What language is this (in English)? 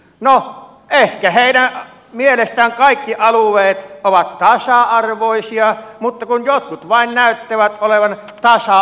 Finnish